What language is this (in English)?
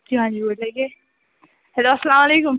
Kashmiri